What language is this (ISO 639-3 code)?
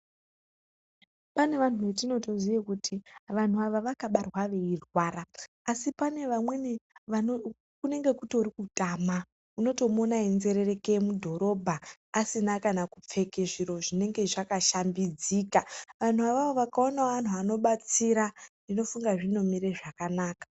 ndc